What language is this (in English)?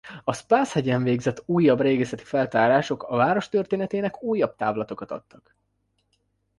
Hungarian